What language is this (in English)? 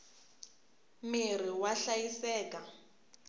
Tsonga